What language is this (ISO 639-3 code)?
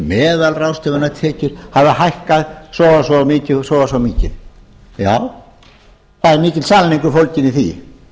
isl